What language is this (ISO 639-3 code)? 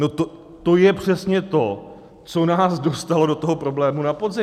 ces